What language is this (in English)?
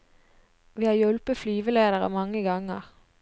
Norwegian